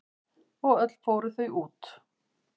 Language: Icelandic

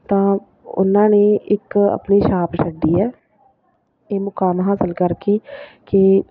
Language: Punjabi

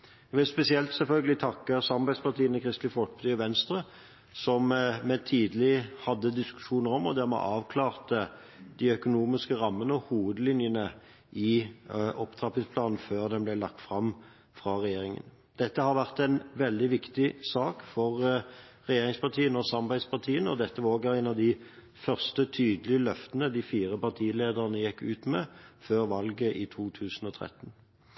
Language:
Norwegian Bokmål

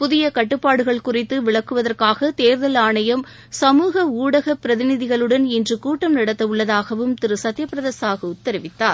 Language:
Tamil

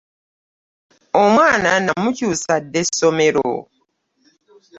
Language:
Ganda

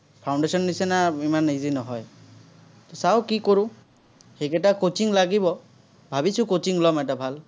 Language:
Assamese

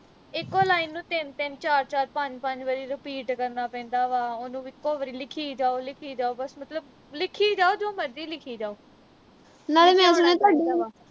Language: Punjabi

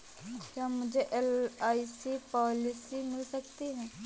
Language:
Hindi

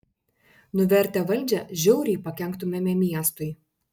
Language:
Lithuanian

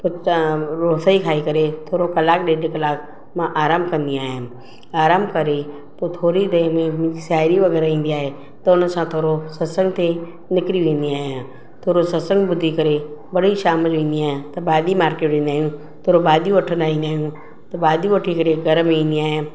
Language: Sindhi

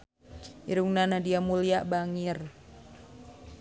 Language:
Sundanese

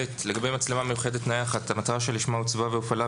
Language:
Hebrew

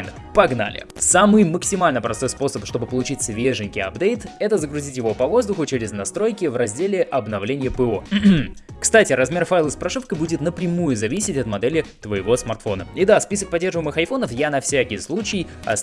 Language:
Russian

